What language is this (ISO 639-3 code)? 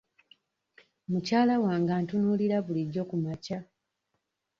lug